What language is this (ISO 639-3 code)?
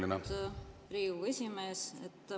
est